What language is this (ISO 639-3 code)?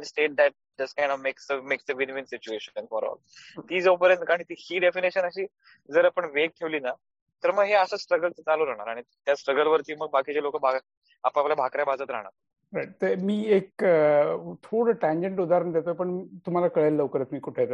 mar